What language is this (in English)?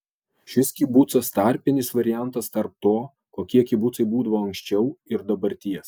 Lithuanian